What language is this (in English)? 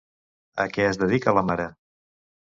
Catalan